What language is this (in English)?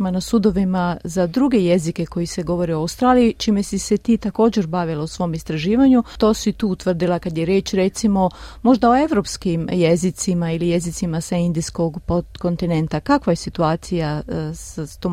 Croatian